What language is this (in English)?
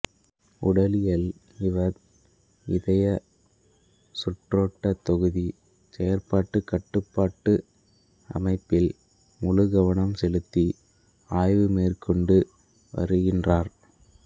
Tamil